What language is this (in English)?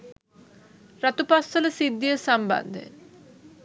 Sinhala